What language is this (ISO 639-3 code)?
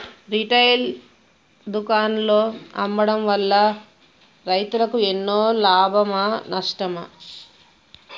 tel